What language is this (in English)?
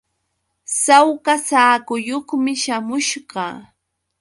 Yauyos Quechua